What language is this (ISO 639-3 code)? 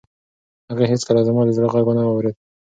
pus